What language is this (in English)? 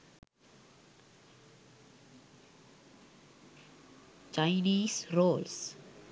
Sinhala